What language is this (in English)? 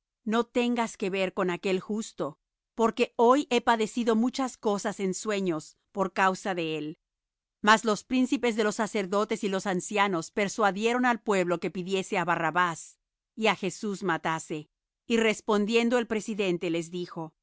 Spanish